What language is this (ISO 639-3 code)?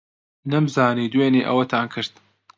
ckb